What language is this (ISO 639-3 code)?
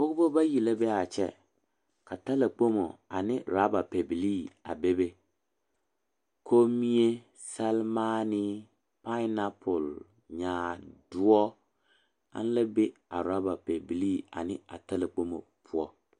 dga